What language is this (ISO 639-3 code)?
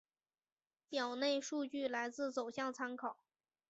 zho